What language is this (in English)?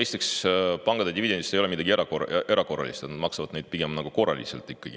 Estonian